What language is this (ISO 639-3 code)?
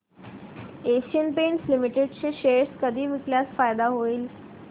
mar